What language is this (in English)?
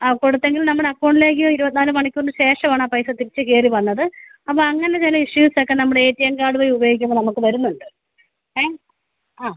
Malayalam